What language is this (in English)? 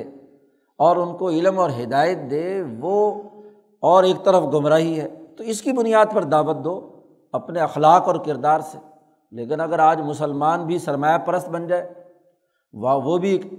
Urdu